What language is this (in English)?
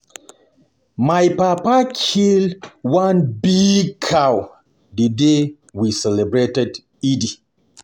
Nigerian Pidgin